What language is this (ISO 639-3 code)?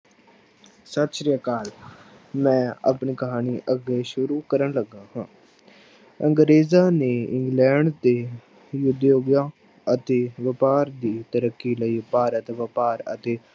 pan